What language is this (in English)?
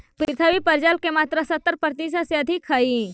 Magahi